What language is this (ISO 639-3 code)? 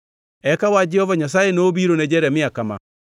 luo